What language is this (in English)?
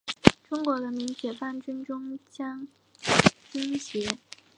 Chinese